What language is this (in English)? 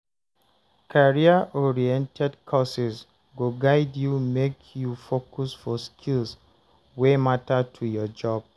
Nigerian Pidgin